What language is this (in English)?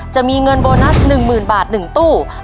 Thai